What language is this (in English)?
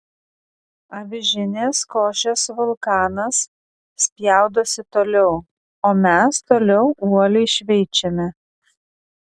Lithuanian